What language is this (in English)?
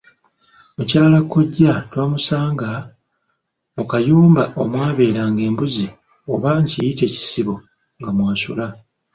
Ganda